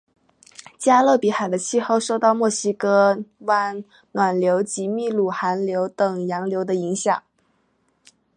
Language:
Chinese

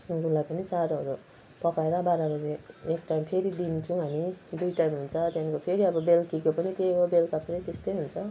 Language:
Nepali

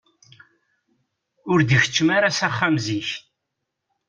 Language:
Kabyle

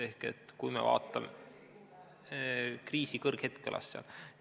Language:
Estonian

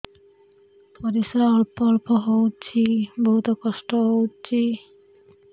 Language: Odia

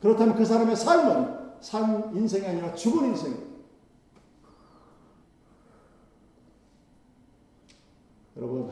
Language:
Korean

